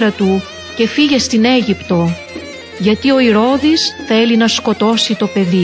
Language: Greek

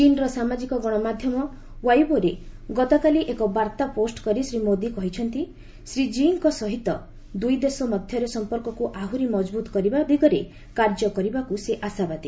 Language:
Odia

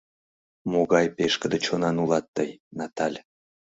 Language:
Mari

